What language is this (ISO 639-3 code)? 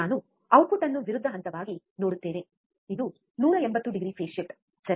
kan